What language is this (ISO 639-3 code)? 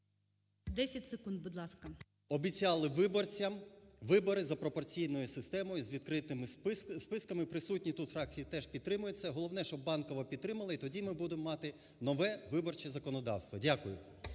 ukr